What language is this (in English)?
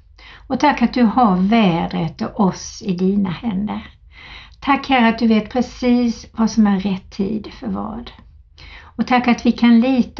Swedish